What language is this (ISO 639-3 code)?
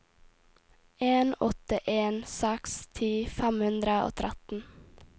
nor